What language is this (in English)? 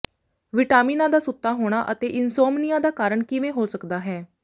Punjabi